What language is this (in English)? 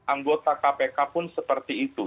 Indonesian